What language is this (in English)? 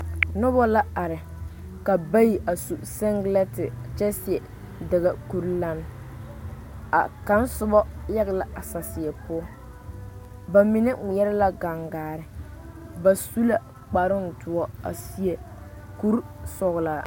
Southern Dagaare